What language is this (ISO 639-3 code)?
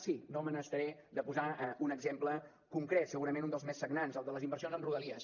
cat